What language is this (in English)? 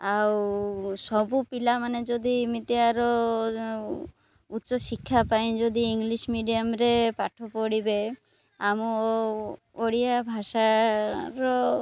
Odia